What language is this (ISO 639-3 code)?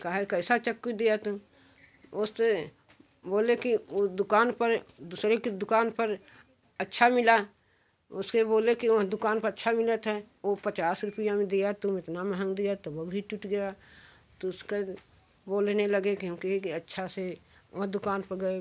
hin